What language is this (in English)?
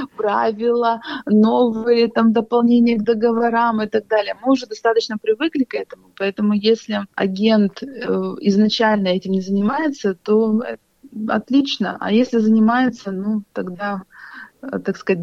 Russian